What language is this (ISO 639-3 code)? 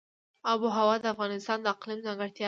pus